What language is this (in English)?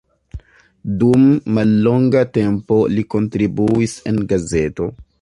Esperanto